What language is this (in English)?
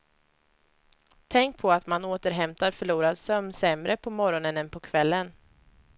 Swedish